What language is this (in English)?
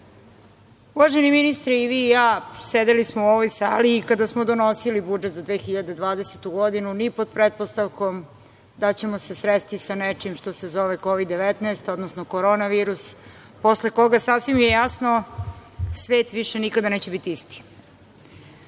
Serbian